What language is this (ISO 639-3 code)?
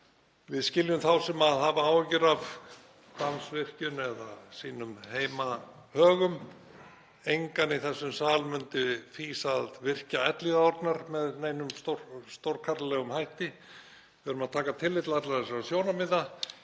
isl